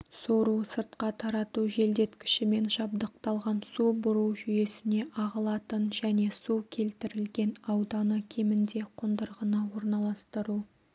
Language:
Kazakh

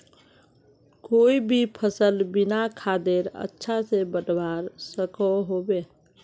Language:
Magahi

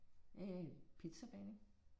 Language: Danish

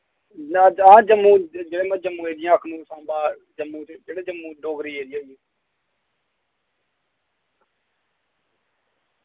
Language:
Dogri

